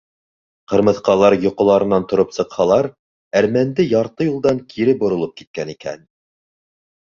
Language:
Bashkir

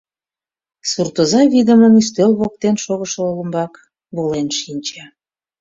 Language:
Mari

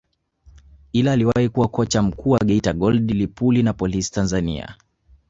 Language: Swahili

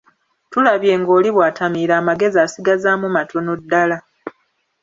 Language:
Ganda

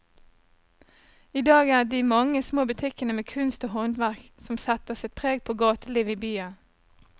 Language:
Norwegian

